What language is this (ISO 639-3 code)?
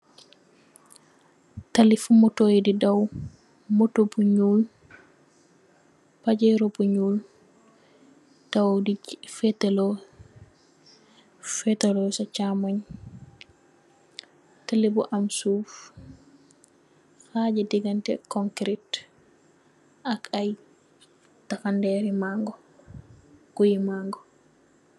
wol